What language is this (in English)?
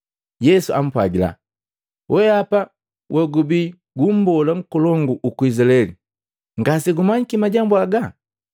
Matengo